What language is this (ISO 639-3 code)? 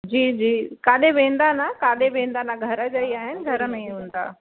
snd